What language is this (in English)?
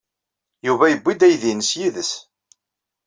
Kabyle